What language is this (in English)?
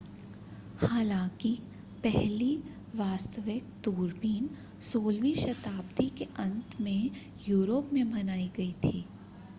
Hindi